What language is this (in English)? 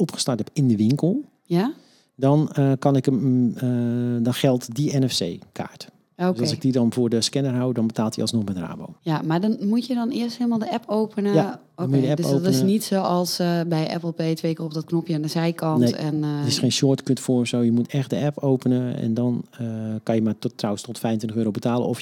Dutch